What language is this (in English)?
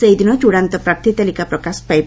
Odia